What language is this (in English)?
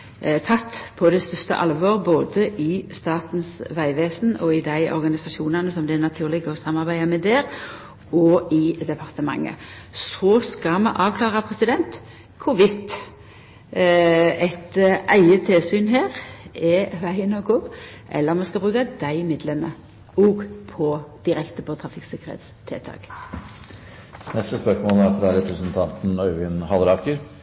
Norwegian